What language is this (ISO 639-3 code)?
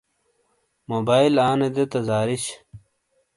scl